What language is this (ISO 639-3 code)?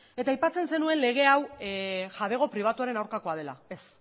eus